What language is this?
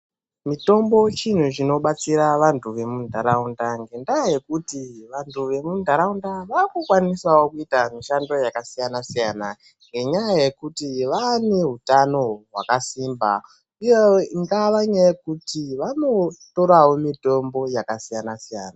Ndau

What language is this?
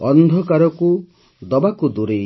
Odia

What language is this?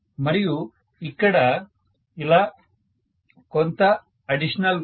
Telugu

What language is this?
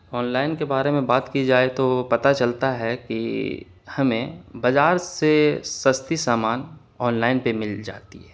Urdu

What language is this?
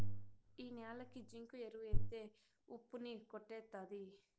Telugu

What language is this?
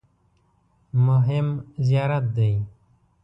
Pashto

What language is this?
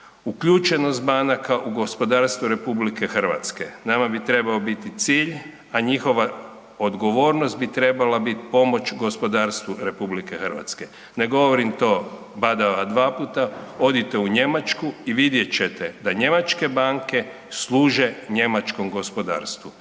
Croatian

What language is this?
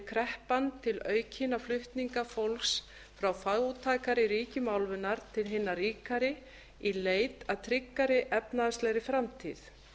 Icelandic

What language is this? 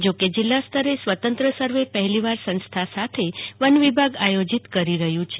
Gujarati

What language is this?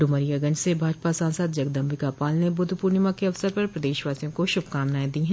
Hindi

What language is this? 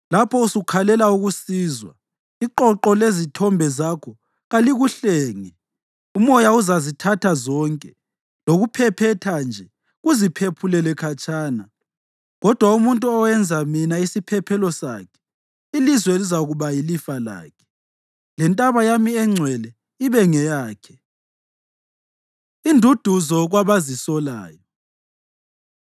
North Ndebele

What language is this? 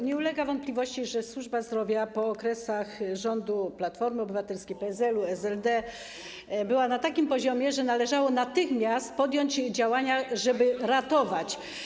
Polish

